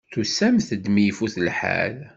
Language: Kabyle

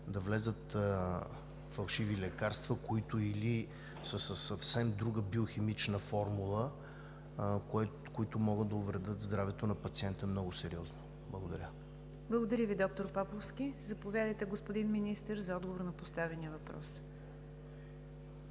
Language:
Bulgarian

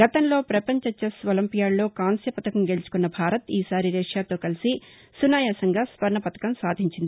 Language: Telugu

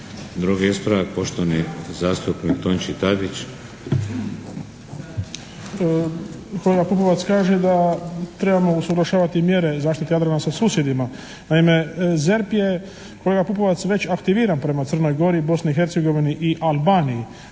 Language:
Croatian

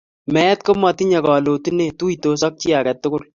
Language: Kalenjin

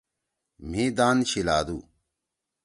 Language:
Torwali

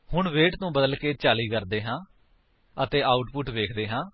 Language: Punjabi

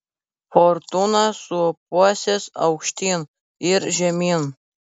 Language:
Lithuanian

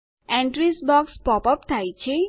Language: Gujarati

